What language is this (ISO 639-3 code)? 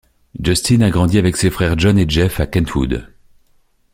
fra